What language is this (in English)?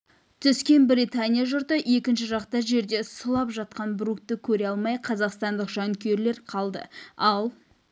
Kazakh